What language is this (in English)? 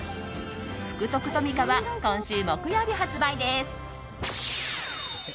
Japanese